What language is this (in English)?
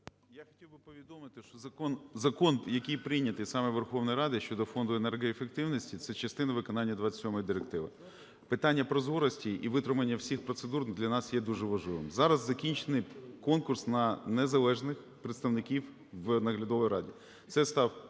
Ukrainian